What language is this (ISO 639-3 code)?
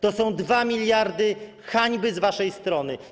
pol